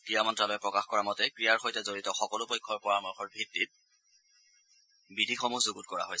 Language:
Assamese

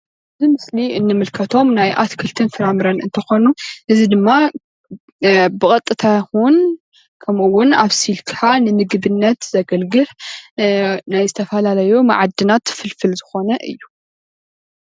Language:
Tigrinya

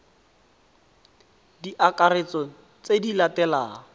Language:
Tswana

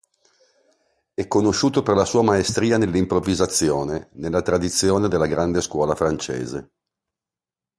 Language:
Italian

